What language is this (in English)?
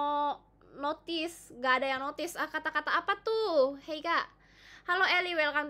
Indonesian